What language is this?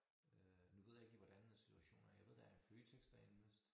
Danish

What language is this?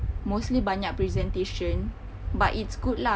English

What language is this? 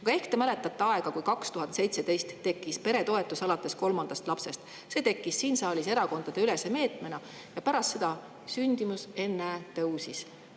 Estonian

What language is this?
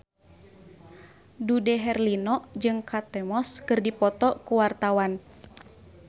Sundanese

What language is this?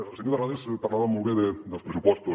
Catalan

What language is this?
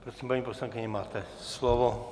Czech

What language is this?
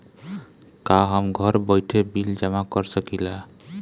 Bhojpuri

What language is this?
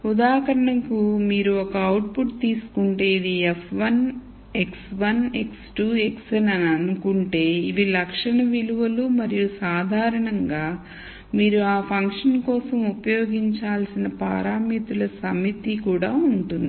Telugu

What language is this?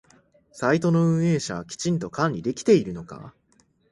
Japanese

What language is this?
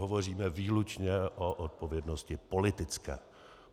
Czech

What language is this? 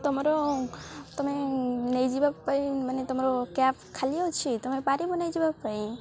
Odia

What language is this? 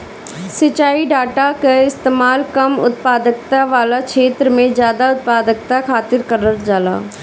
Bhojpuri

